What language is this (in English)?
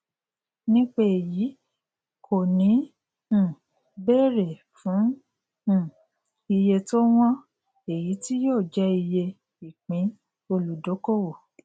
Yoruba